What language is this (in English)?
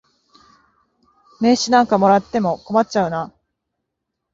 Japanese